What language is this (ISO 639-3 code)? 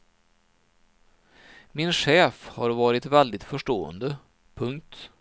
swe